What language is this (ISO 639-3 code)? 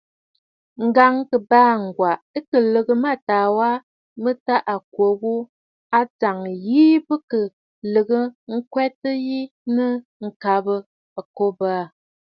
bfd